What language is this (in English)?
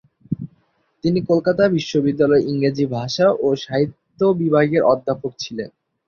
Bangla